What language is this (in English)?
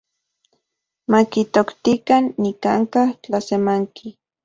Central Puebla Nahuatl